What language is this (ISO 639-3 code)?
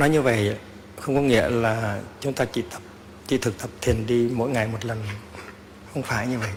vie